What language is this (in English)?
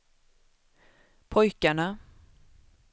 Swedish